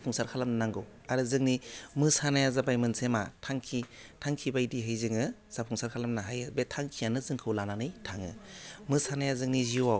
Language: Bodo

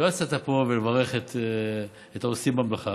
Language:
Hebrew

